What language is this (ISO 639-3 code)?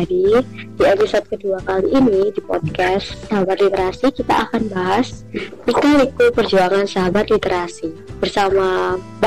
ind